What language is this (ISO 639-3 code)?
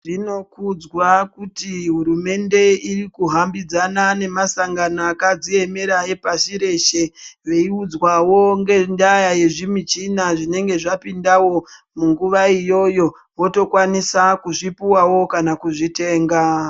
ndc